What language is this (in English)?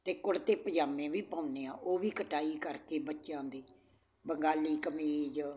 Punjabi